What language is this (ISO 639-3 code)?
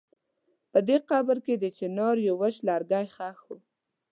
pus